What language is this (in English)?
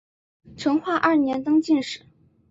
Chinese